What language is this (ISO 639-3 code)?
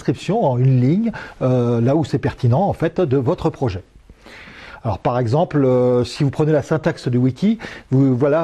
fra